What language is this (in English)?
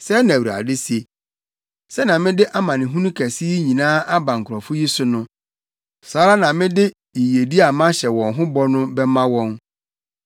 Akan